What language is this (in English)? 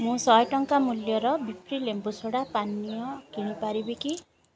Odia